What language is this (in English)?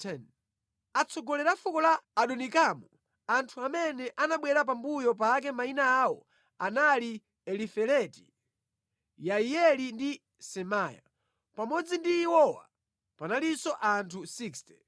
Nyanja